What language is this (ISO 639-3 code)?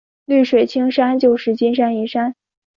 zho